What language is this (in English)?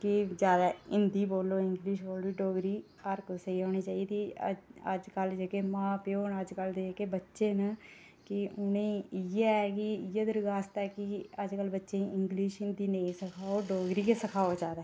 Dogri